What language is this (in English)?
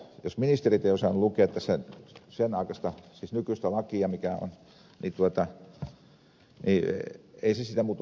Finnish